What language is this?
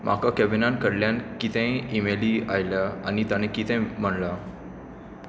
Konkani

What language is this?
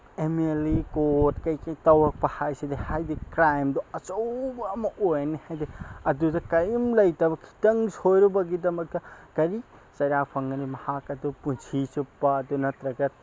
Manipuri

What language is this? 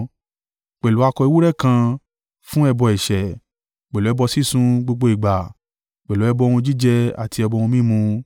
Yoruba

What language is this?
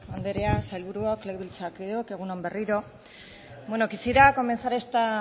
Basque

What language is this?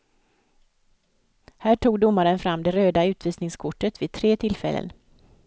Swedish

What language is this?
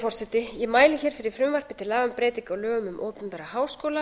Icelandic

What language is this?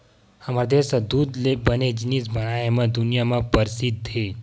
Chhattisgarhi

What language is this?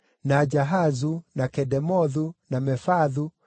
Kikuyu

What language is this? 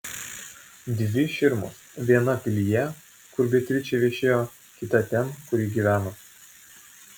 Lithuanian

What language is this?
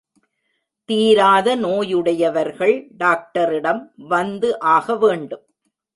Tamil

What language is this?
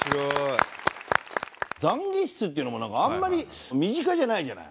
Japanese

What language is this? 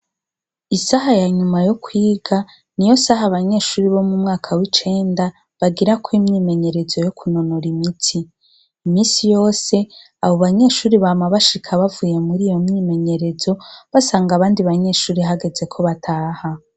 Rundi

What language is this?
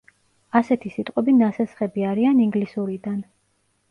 Georgian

